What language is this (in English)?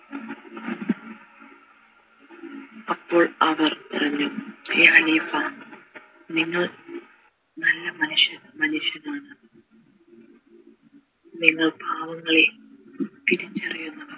Malayalam